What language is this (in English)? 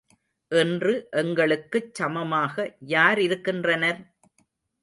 Tamil